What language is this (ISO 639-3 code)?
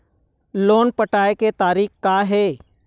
hne